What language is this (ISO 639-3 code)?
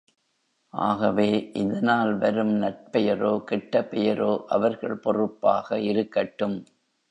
tam